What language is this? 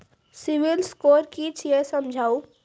Maithili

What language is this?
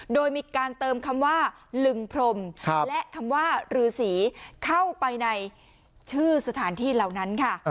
Thai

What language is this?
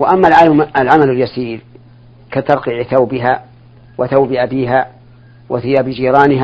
Arabic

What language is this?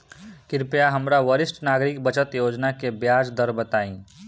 Bhojpuri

